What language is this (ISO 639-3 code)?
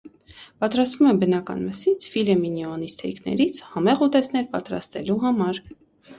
hye